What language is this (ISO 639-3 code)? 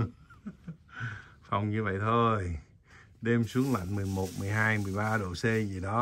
vie